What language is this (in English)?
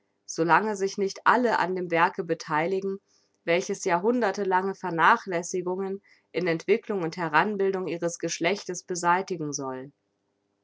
German